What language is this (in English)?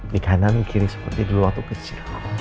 Indonesian